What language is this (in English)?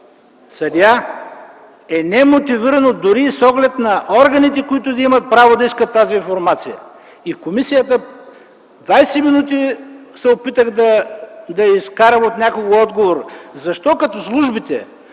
Bulgarian